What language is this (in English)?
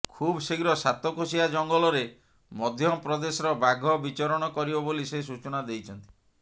Odia